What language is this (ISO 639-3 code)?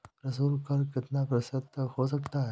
hin